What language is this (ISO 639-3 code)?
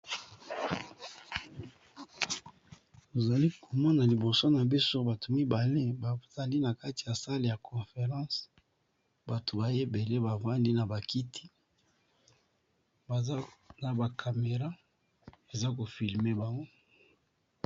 lin